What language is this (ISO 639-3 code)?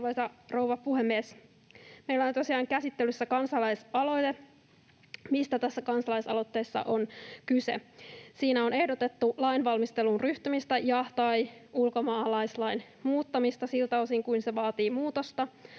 fin